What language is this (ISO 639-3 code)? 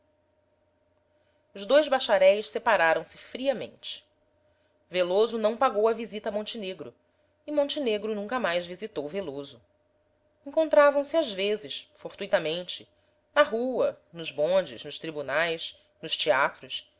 por